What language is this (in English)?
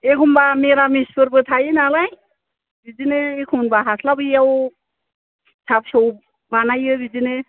Bodo